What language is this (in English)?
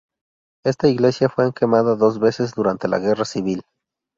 Spanish